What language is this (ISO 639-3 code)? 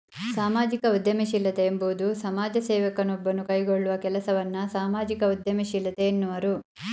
kan